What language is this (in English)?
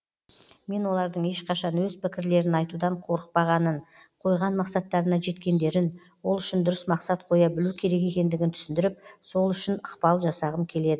Kazakh